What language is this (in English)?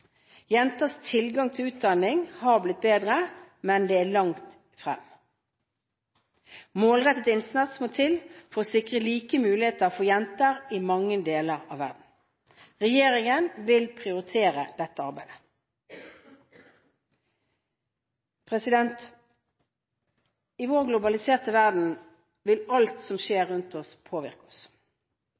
Norwegian Bokmål